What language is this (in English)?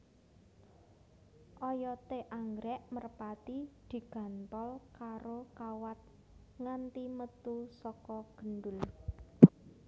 Javanese